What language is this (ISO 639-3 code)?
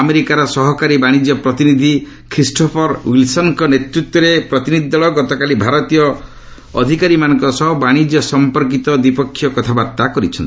ori